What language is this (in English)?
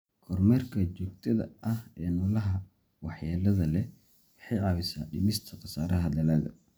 Somali